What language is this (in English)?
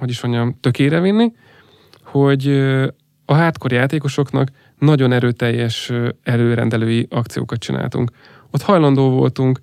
Hungarian